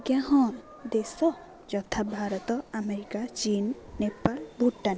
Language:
Odia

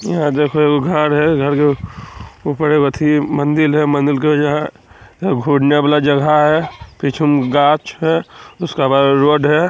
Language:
Magahi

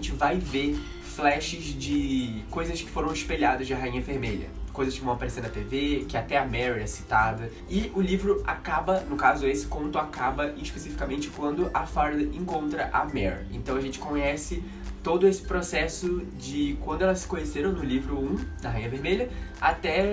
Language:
Portuguese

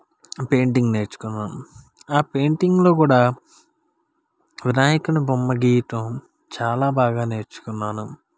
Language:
Telugu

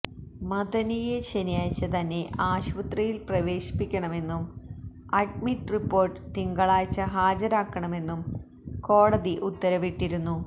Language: Malayalam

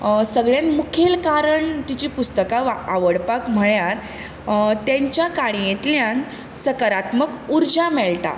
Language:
Konkani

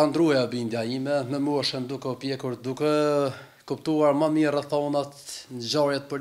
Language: Romanian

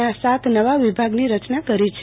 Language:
Gujarati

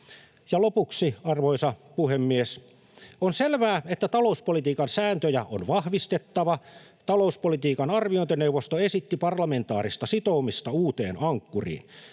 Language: Finnish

